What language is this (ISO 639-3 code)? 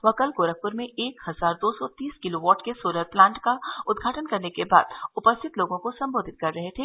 hin